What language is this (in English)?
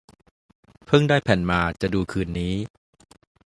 Thai